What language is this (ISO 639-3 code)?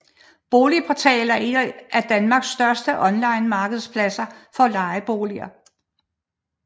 dan